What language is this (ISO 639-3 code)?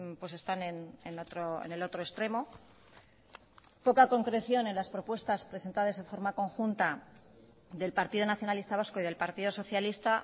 spa